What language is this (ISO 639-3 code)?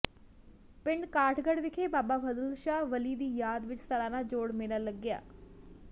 pan